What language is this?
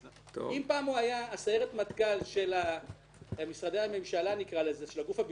Hebrew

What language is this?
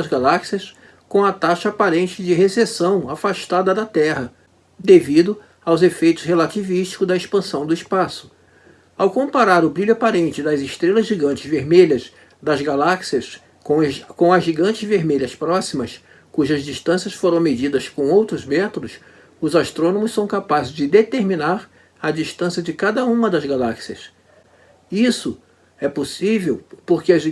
Portuguese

